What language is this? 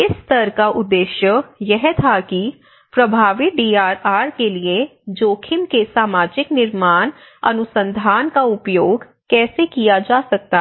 Hindi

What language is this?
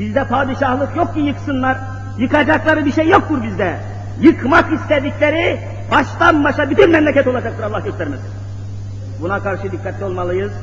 Turkish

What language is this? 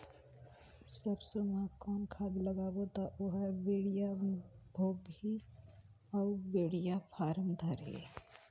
Chhattisgarhi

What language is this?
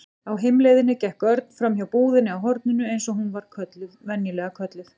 Icelandic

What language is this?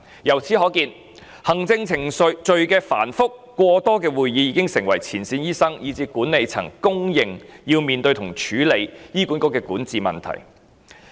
Cantonese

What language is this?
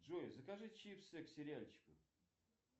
Russian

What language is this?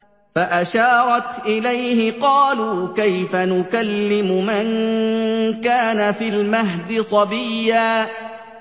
Arabic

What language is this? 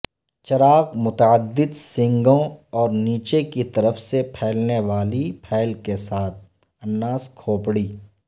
Urdu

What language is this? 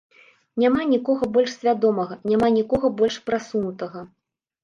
Belarusian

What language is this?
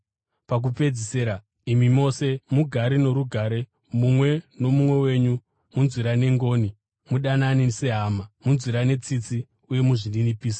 Shona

